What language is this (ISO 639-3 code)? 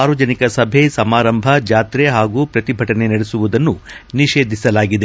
kan